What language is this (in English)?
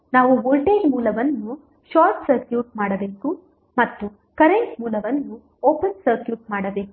Kannada